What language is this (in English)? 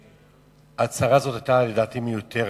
Hebrew